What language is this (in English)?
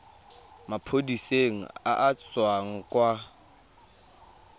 Tswana